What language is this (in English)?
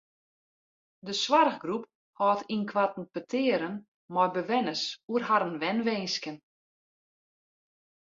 Western Frisian